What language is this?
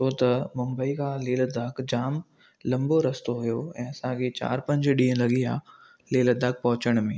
Sindhi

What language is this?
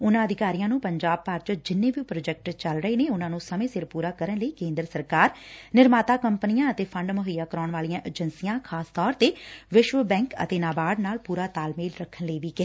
Punjabi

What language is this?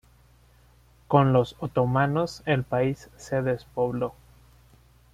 Spanish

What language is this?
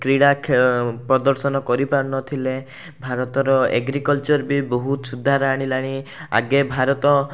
Odia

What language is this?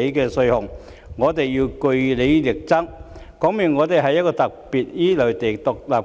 Cantonese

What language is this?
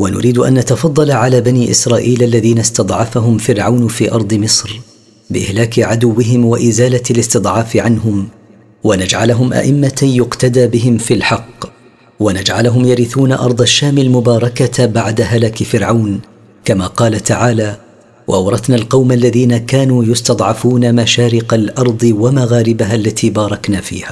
Arabic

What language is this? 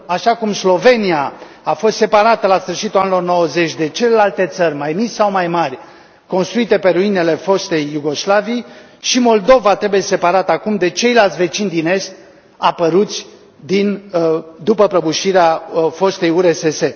Romanian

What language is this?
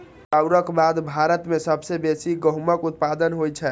Maithili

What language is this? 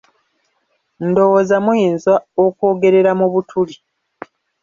Ganda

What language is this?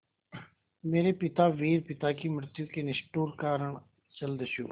Hindi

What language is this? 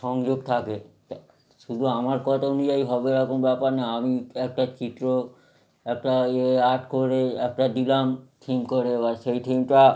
Bangla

